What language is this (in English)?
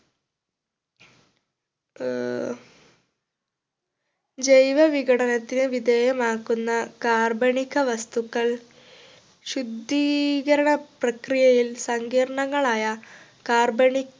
Malayalam